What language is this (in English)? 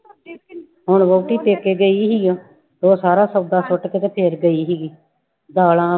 Punjabi